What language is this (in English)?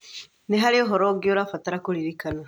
Kikuyu